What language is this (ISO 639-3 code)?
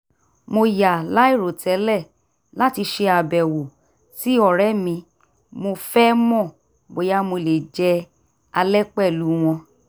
yor